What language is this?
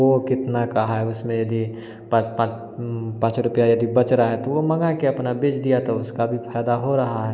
Hindi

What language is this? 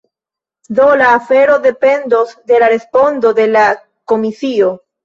Esperanto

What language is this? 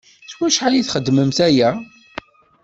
Kabyle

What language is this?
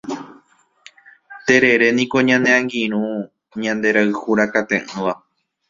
Guarani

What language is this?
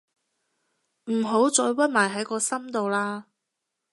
Cantonese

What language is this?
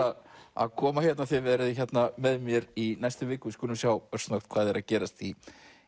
Icelandic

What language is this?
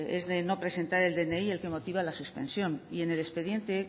Spanish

